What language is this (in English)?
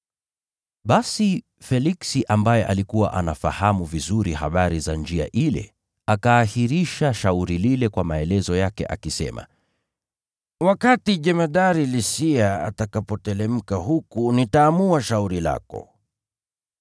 Swahili